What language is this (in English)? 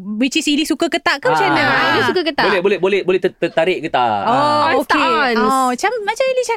Malay